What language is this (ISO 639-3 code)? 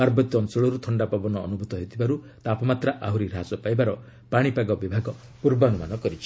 ori